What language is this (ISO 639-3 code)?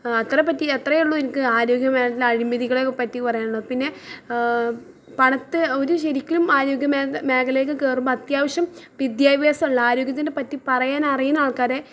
mal